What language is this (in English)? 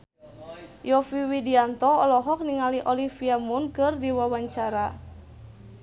Sundanese